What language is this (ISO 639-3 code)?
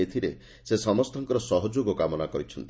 ori